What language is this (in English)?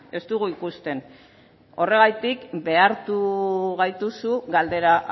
Basque